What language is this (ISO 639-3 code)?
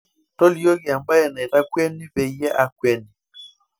mas